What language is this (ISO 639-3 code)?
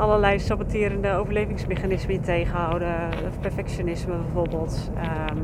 nld